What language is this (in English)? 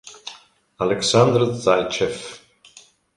Italian